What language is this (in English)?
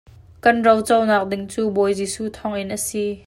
Hakha Chin